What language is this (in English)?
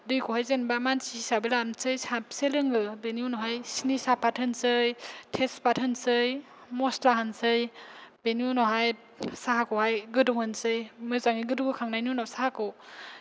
Bodo